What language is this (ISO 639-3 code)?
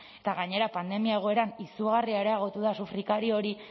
eus